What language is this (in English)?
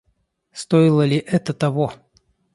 Russian